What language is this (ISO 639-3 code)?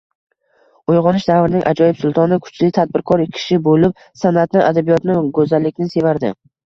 uzb